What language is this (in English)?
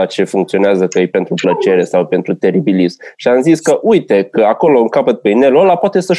Romanian